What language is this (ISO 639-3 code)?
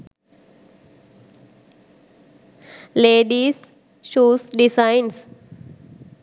sin